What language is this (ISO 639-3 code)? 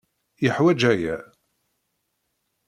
kab